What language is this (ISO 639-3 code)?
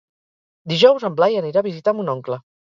cat